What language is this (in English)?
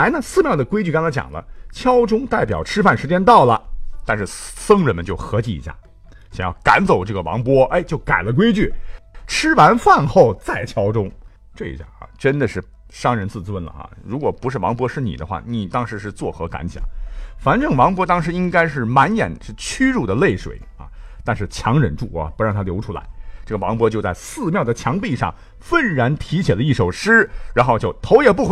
Chinese